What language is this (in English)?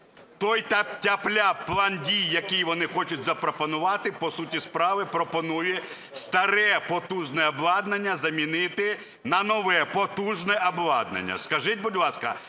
Ukrainian